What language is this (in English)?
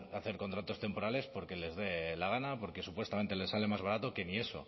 Spanish